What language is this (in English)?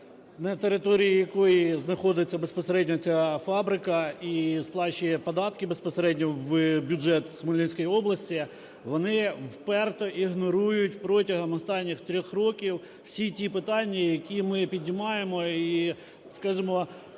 Ukrainian